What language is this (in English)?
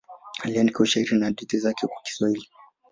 Swahili